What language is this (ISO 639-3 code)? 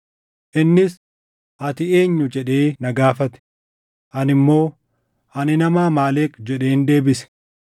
orm